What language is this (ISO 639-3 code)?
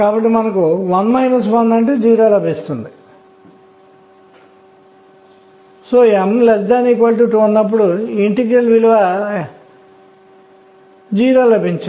tel